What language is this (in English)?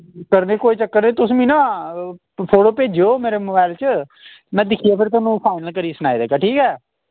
Dogri